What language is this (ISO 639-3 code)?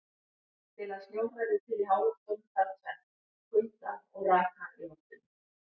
isl